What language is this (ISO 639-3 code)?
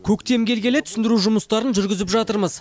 kaz